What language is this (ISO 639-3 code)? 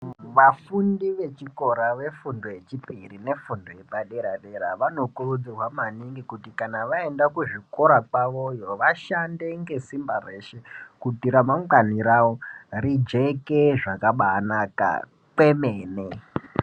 ndc